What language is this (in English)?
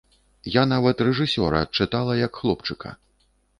Belarusian